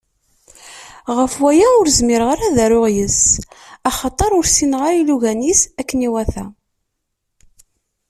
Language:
Kabyle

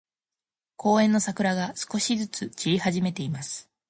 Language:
Japanese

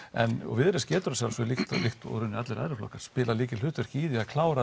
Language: Icelandic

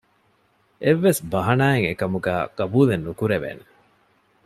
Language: Divehi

